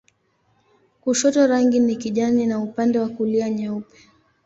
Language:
Swahili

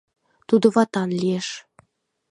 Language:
Mari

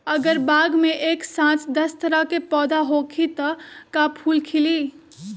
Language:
Magahi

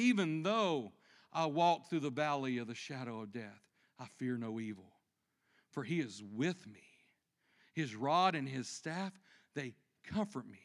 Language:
English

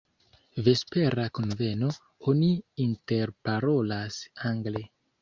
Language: Esperanto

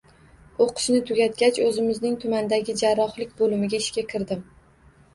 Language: Uzbek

